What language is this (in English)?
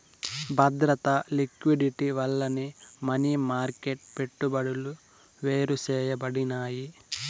Telugu